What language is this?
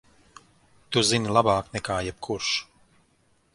Latvian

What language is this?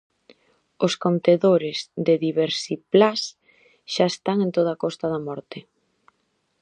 Galician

